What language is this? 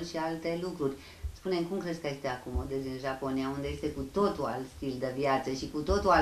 Romanian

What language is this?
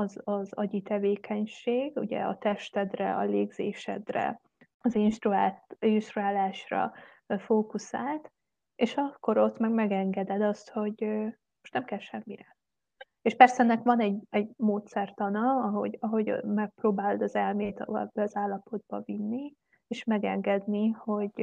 Hungarian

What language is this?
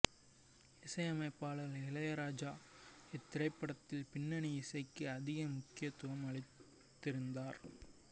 Tamil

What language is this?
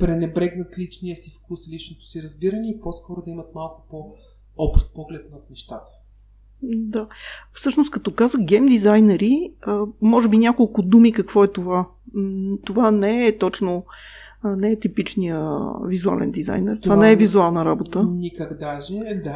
Bulgarian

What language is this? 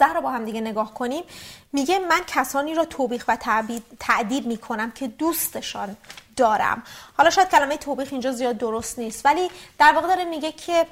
Persian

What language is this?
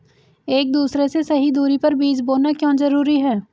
Hindi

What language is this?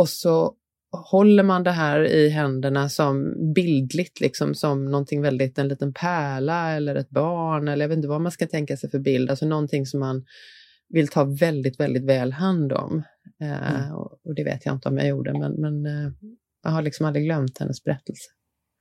Swedish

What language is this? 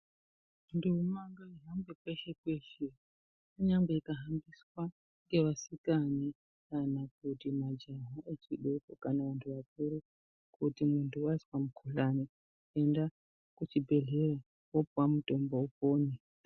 Ndau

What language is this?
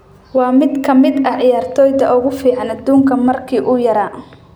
Somali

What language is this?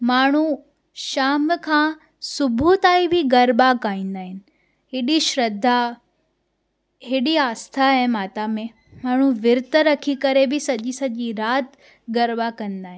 Sindhi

